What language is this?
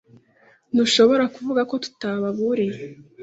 Kinyarwanda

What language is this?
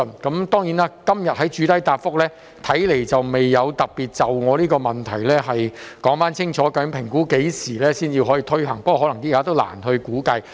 Cantonese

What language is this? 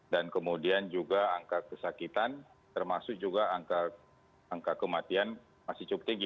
Indonesian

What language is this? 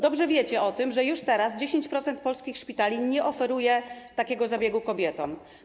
Polish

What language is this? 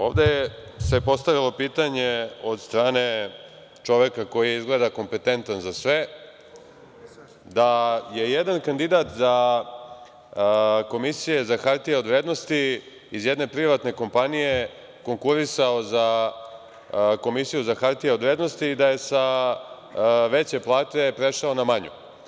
Serbian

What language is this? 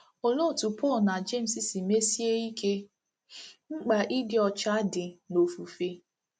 Igbo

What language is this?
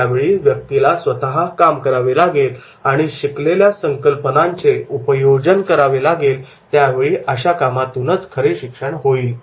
Marathi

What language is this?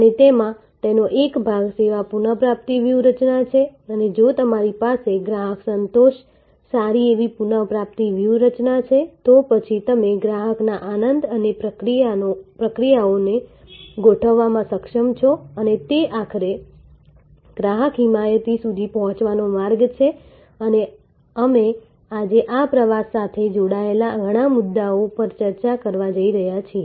Gujarati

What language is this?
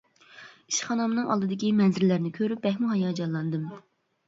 Uyghur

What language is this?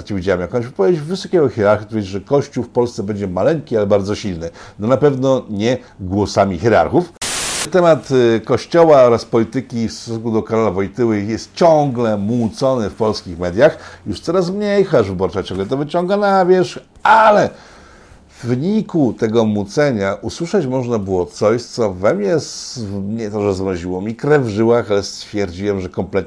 Polish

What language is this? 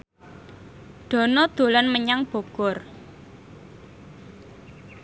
Javanese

